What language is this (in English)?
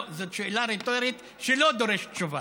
Hebrew